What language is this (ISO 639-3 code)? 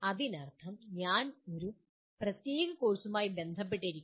mal